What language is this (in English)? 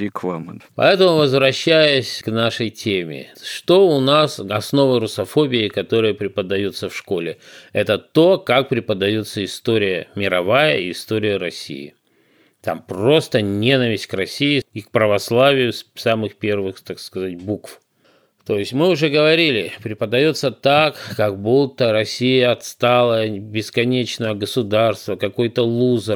Russian